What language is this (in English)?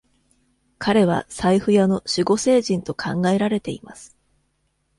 Japanese